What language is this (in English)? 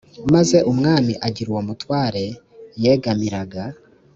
Kinyarwanda